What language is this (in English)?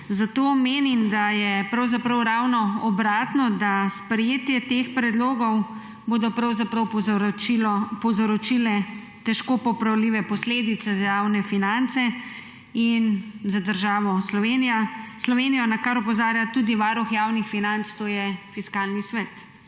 Slovenian